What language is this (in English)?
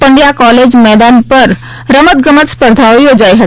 Gujarati